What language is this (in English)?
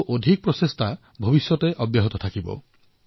Assamese